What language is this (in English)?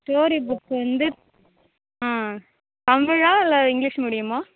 Tamil